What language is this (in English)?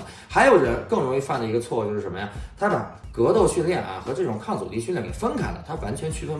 Chinese